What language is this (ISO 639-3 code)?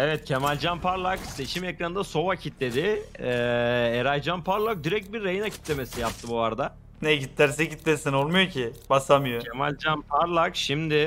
tur